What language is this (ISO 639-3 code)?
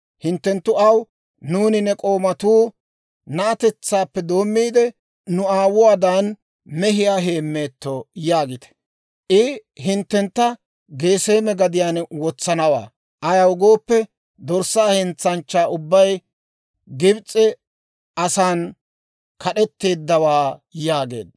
dwr